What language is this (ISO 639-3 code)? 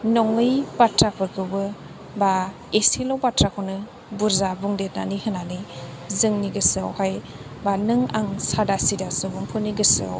brx